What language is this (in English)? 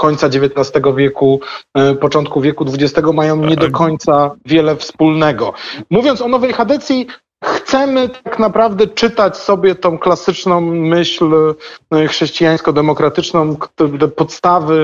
Polish